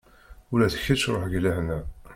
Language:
Kabyle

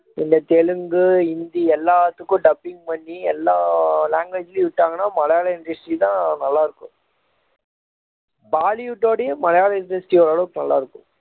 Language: Tamil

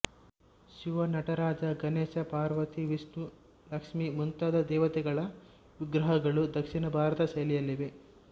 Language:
Kannada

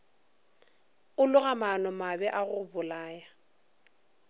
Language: Northern Sotho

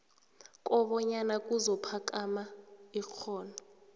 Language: South Ndebele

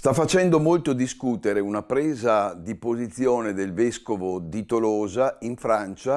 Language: Italian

